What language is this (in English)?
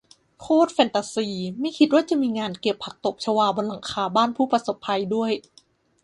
Thai